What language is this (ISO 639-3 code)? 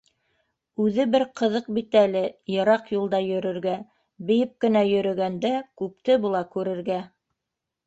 bak